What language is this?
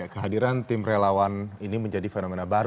Indonesian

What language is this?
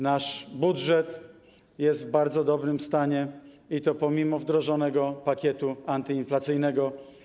Polish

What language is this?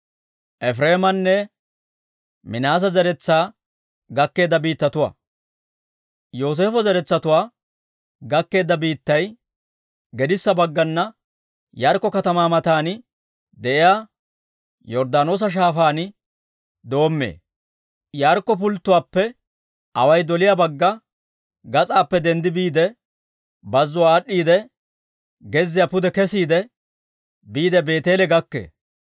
Dawro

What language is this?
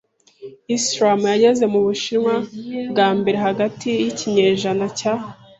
Kinyarwanda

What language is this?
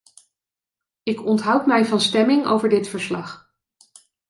Dutch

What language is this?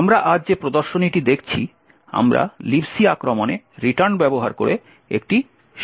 Bangla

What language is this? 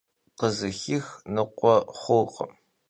Kabardian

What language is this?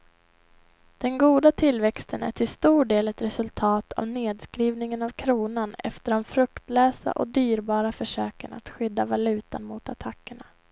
Swedish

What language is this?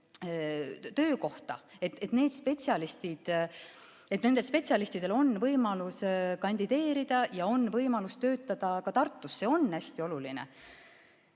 Estonian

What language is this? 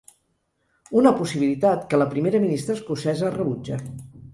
Catalan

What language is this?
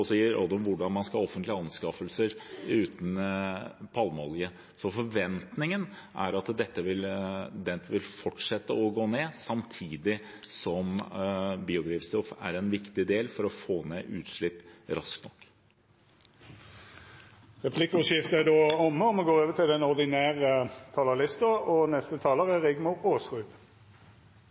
Norwegian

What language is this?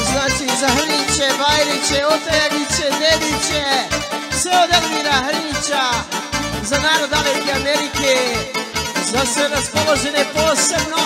Romanian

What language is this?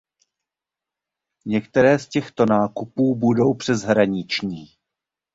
Czech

